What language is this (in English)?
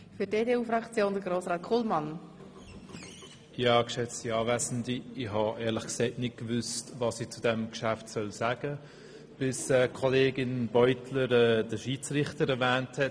Swiss German